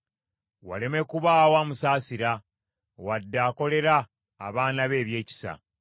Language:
Ganda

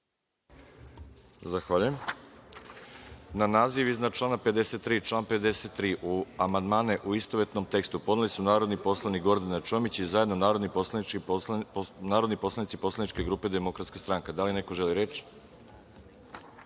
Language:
Serbian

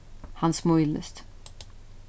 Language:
Faroese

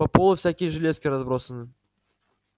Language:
Russian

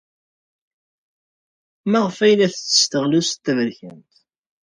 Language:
Kabyle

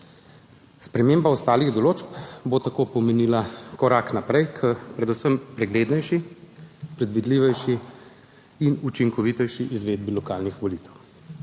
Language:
Slovenian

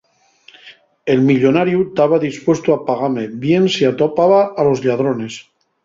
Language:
Asturian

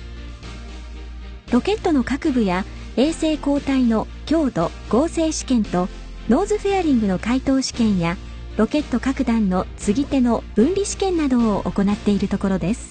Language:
Japanese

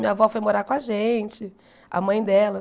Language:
Portuguese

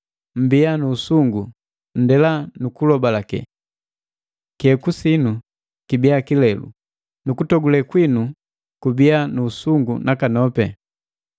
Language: Matengo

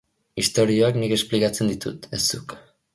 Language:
Basque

